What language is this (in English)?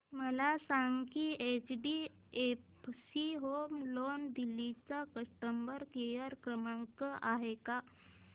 Marathi